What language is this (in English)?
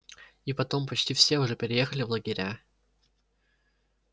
Russian